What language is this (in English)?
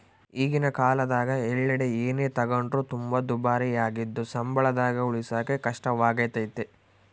Kannada